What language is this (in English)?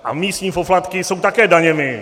Czech